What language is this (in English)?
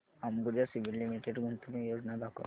Marathi